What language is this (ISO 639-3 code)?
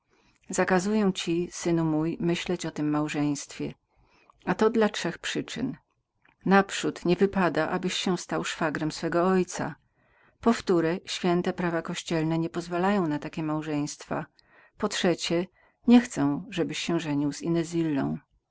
pol